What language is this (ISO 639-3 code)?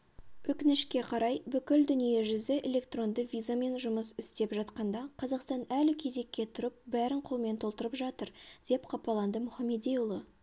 kaz